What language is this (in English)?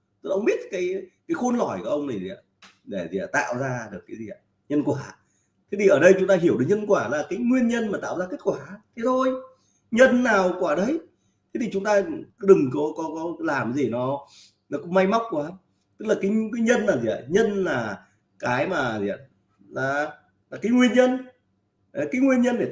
Vietnamese